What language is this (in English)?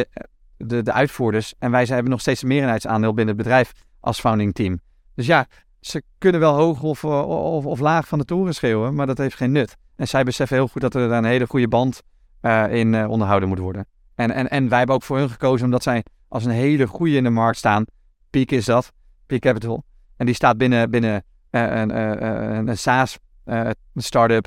Dutch